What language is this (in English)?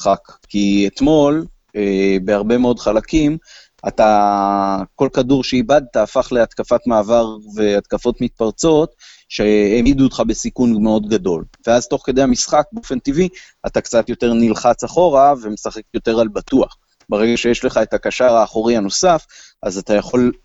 Hebrew